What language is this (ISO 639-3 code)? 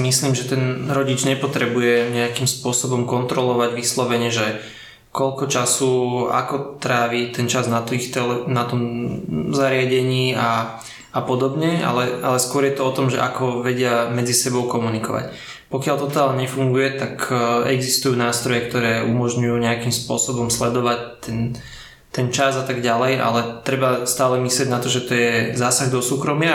slk